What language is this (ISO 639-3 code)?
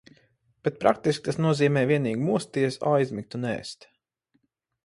lav